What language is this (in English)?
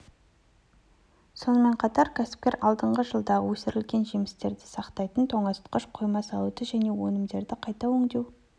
Kazakh